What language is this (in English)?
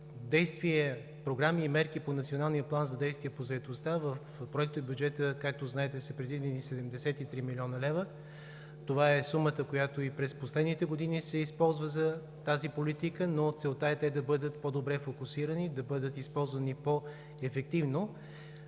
Bulgarian